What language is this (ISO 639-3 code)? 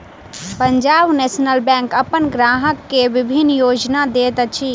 mai